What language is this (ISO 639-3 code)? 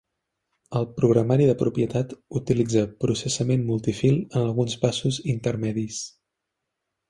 cat